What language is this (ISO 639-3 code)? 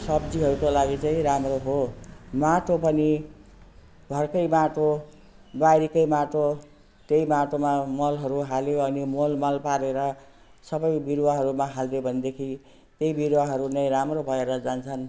nep